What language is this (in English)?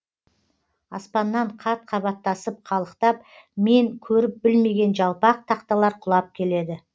Kazakh